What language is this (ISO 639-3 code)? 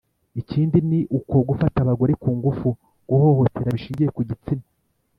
kin